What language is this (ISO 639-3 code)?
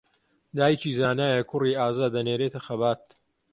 ckb